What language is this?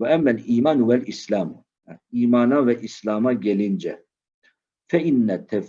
Turkish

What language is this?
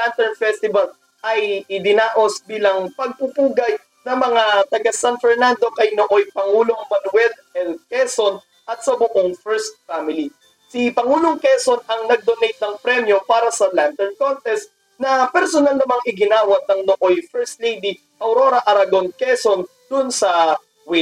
Filipino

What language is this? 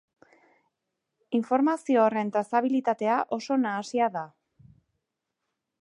Basque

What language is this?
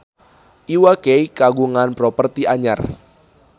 Sundanese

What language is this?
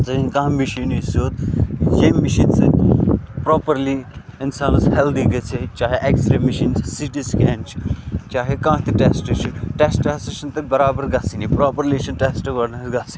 Kashmiri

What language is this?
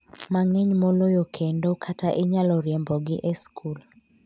Luo (Kenya and Tanzania)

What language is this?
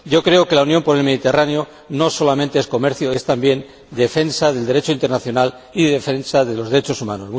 Spanish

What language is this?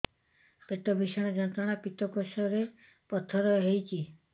Odia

